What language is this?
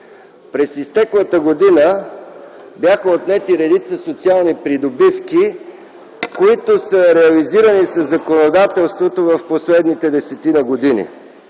Bulgarian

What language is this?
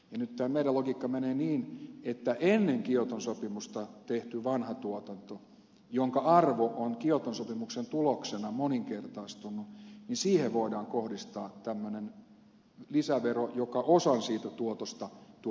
Finnish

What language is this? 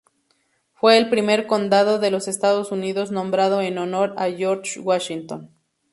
Spanish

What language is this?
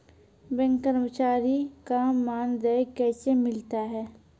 Maithili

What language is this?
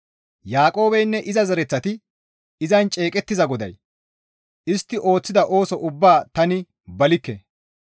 Gamo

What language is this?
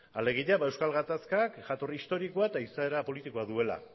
Basque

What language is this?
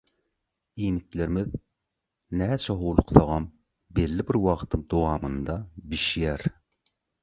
Turkmen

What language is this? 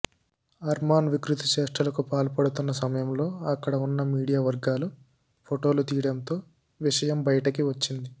Telugu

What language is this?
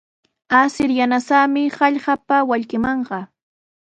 Sihuas Ancash Quechua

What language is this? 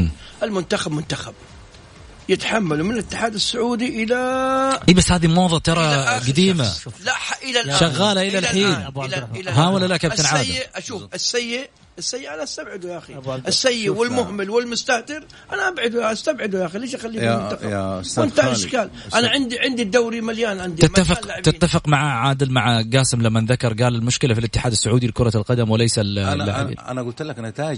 Arabic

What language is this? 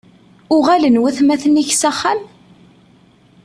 Kabyle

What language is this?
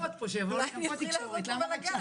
Hebrew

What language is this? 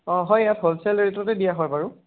Assamese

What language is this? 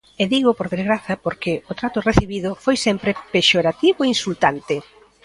Galician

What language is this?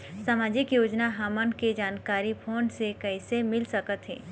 Chhattisgarhi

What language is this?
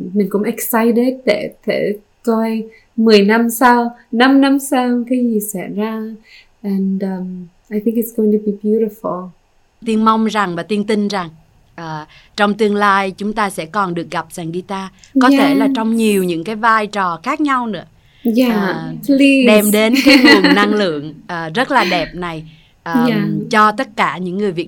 Vietnamese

